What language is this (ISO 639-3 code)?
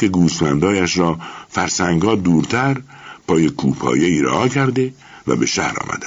fas